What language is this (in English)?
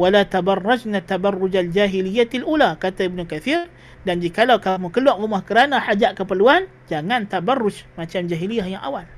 Malay